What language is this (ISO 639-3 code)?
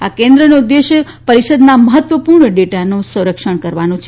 guj